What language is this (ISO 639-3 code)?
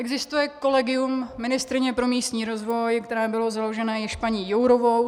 ces